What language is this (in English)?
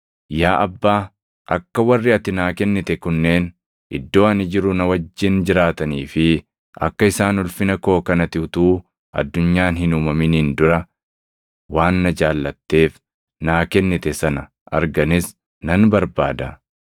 Oromo